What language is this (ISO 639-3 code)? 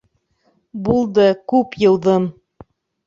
bak